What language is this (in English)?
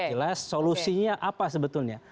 Indonesian